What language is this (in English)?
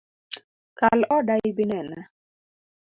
Luo (Kenya and Tanzania)